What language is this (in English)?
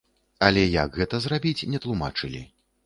Belarusian